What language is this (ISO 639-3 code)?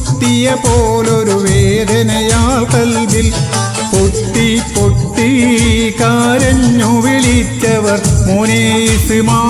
mal